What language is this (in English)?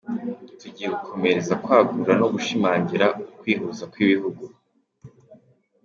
Kinyarwanda